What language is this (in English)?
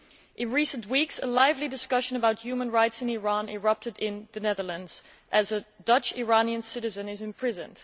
English